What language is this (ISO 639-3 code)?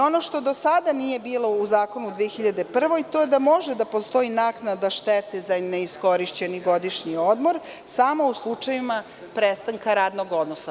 srp